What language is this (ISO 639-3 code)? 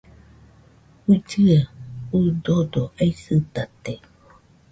hux